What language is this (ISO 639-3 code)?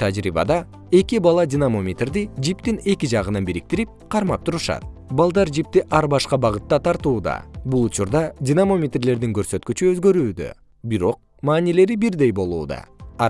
kir